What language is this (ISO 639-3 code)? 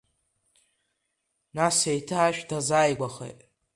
abk